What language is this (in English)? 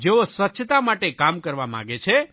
Gujarati